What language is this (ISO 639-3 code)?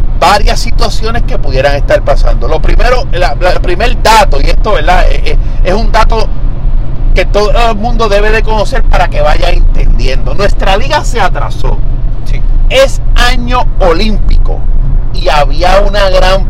spa